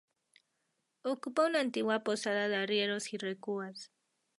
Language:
Spanish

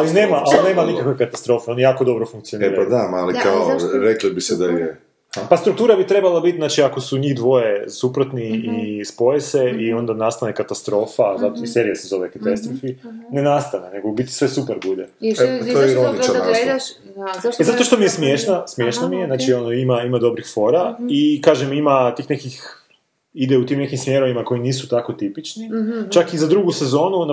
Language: Croatian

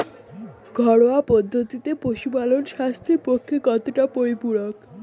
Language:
Bangla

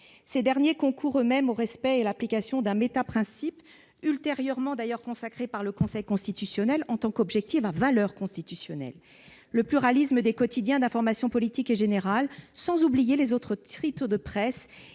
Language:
French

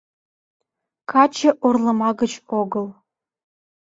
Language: Mari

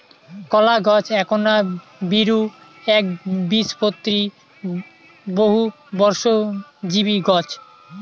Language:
Bangla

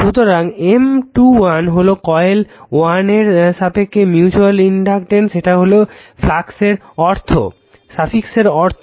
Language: Bangla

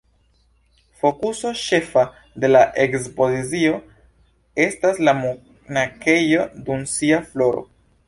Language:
Esperanto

